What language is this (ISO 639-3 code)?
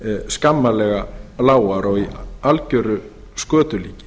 isl